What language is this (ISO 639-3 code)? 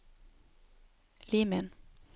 nor